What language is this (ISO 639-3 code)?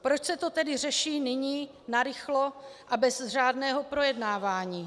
ces